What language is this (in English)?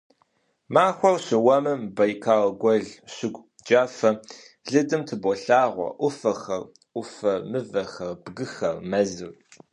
Kabardian